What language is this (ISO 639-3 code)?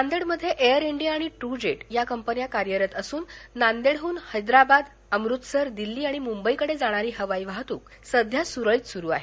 mar